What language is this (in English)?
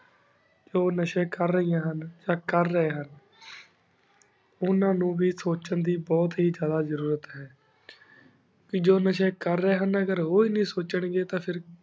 Punjabi